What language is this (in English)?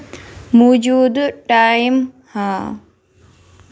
Kashmiri